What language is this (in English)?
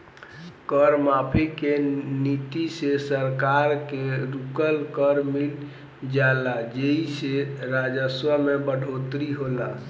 Bhojpuri